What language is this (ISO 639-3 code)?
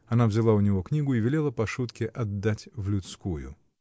rus